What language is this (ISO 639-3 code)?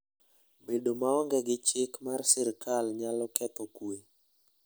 luo